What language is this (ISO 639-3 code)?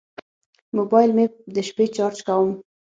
pus